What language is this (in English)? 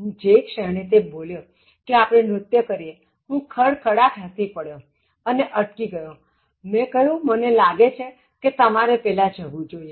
Gujarati